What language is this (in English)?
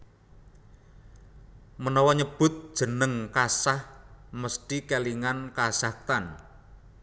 Javanese